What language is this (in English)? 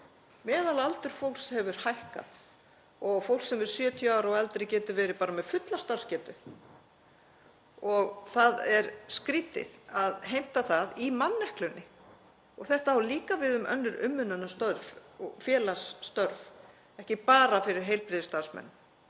Icelandic